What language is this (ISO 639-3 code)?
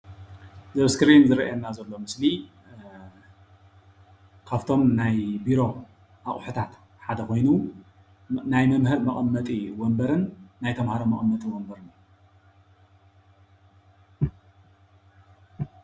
tir